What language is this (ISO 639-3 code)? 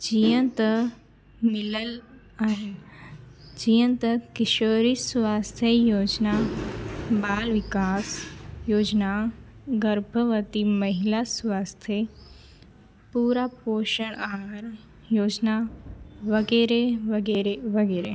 snd